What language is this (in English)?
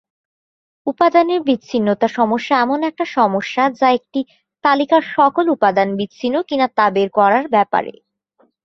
Bangla